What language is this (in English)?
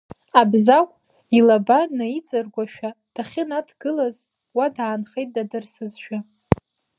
Abkhazian